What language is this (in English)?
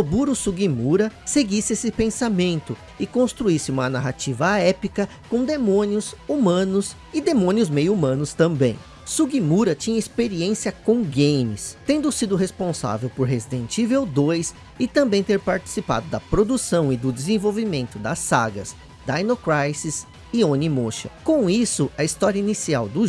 Portuguese